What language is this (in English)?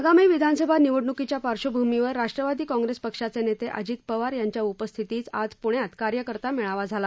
Marathi